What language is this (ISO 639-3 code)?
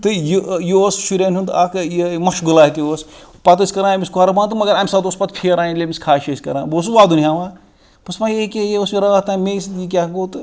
kas